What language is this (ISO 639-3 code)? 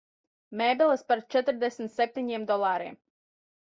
lav